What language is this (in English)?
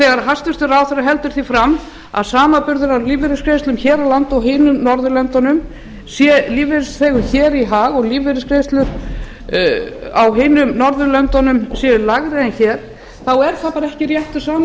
Icelandic